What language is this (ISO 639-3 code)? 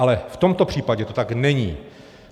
ces